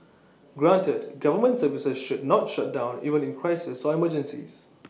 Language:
English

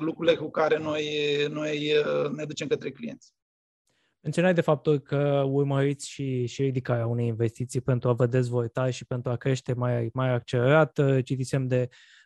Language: Romanian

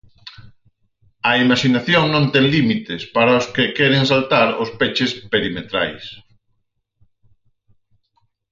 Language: Galician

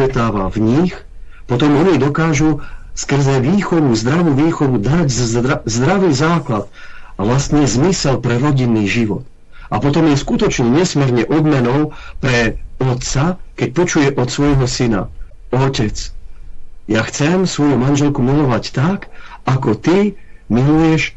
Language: Czech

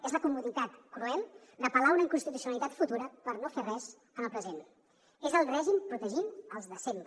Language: Catalan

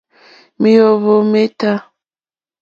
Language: Mokpwe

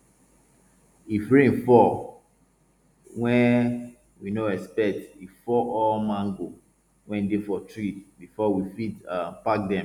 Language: Nigerian Pidgin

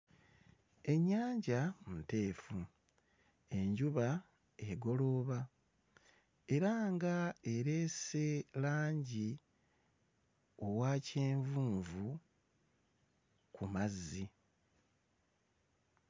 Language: Ganda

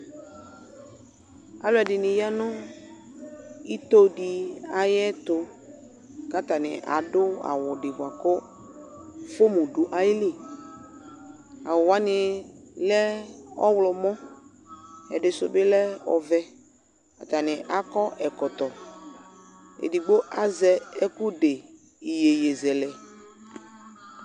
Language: Ikposo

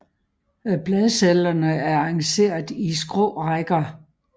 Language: Danish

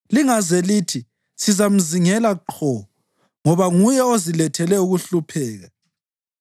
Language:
North Ndebele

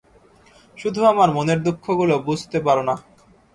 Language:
Bangla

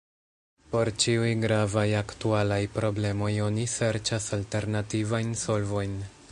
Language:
Esperanto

